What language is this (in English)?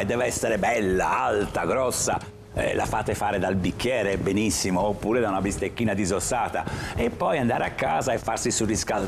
Italian